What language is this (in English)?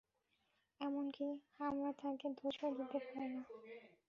Bangla